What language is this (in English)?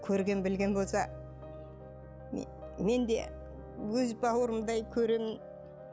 Kazakh